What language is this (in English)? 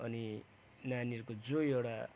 Nepali